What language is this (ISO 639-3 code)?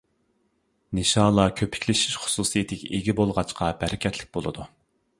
uig